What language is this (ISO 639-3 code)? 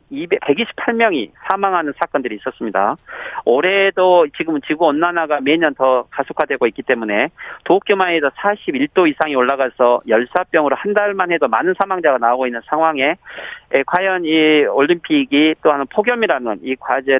kor